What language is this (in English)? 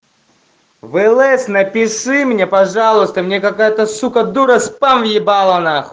Russian